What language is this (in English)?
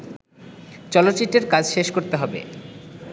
Bangla